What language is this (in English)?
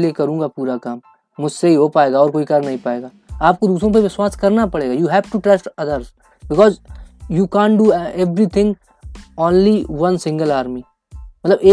Hindi